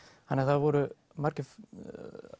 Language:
Icelandic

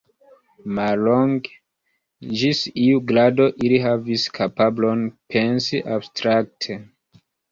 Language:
Esperanto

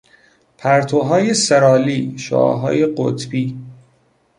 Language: Persian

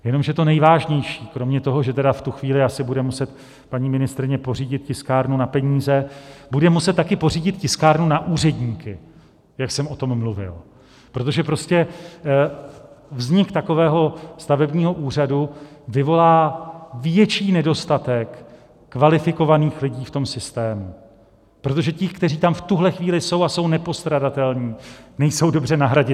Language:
Czech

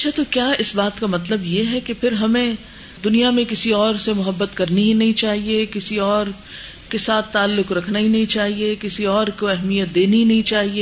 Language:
Urdu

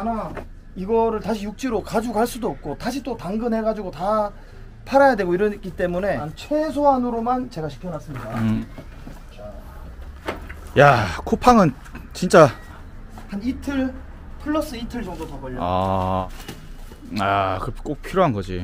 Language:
Korean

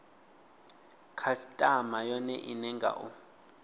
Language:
Venda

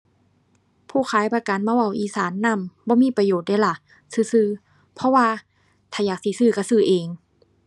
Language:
Thai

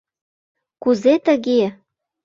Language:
Mari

